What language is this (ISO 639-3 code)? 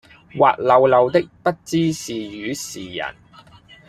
yue